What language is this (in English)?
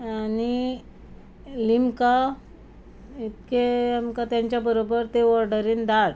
Konkani